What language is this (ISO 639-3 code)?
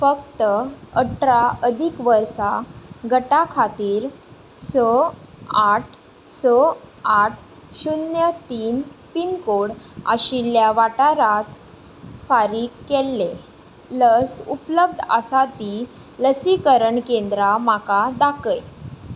kok